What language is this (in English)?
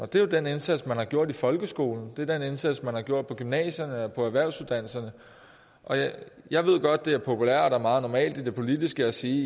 Danish